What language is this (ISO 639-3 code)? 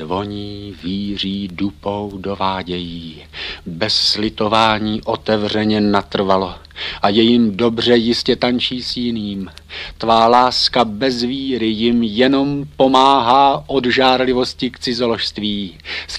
ces